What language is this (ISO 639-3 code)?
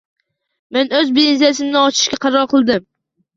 uzb